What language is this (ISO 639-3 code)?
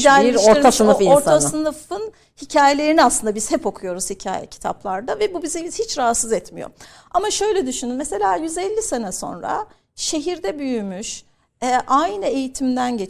tur